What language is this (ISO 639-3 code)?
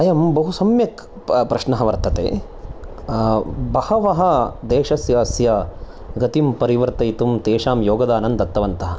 san